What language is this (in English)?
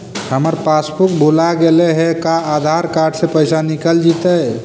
Magahi